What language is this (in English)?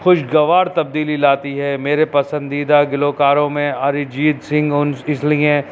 Urdu